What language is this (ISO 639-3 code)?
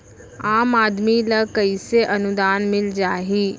hne